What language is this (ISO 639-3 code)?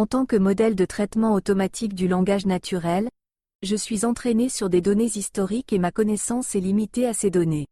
fra